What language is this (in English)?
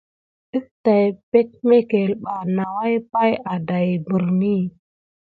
Gidar